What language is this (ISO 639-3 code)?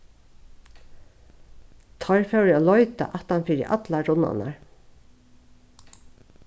fao